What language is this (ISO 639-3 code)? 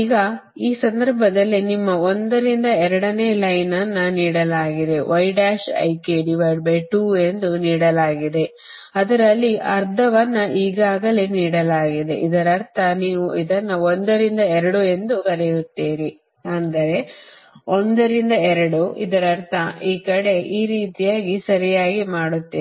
kan